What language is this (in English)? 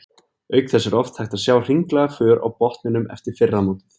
Icelandic